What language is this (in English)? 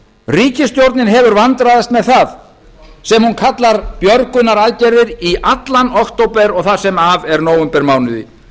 Icelandic